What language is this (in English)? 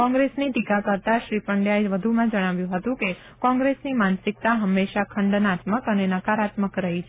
Gujarati